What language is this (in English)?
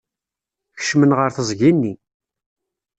Kabyle